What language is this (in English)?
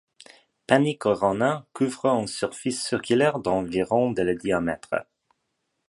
French